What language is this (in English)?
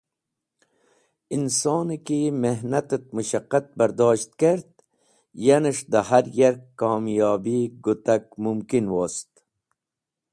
Wakhi